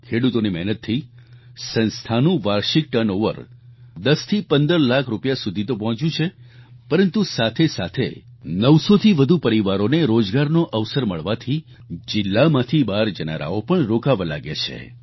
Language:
Gujarati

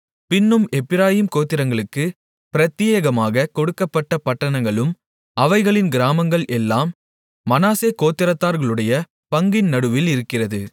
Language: Tamil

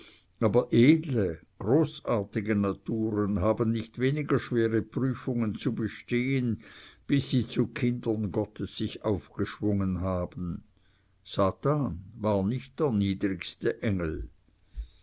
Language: German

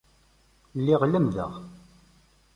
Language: Kabyle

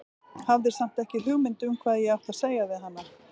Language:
Icelandic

